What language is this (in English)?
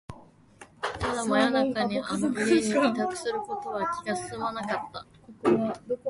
Japanese